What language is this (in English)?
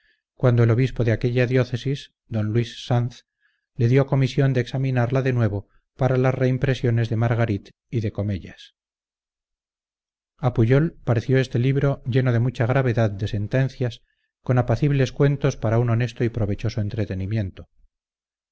Spanish